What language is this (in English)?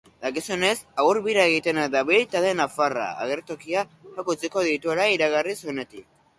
Basque